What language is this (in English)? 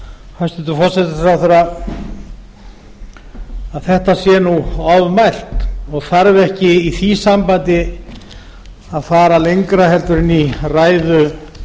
Icelandic